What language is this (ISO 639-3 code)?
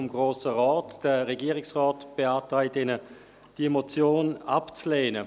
gsw